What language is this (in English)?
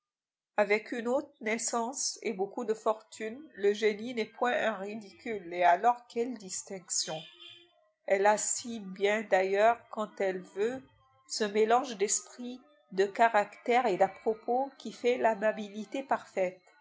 French